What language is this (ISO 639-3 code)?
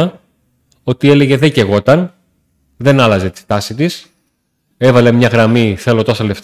ell